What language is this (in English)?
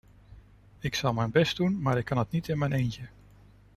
Dutch